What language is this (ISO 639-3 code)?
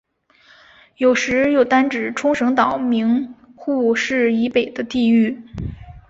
zho